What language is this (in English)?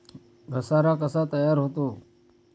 Marathi